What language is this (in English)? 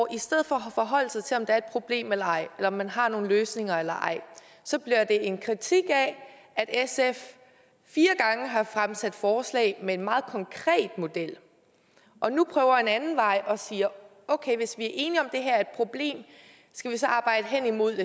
Danish